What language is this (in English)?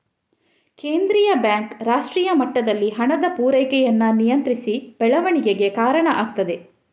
Kannada